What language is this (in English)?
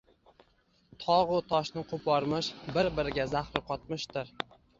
Uzbek